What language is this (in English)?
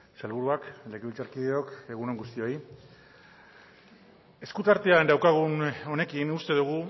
Basque